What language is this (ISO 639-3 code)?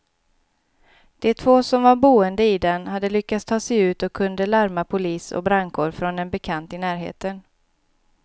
swe